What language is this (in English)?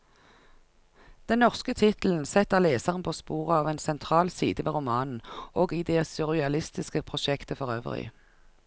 Norwegian